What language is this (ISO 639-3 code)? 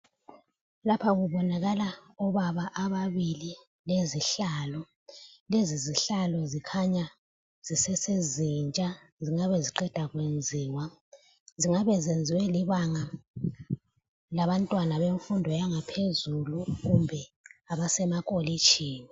nde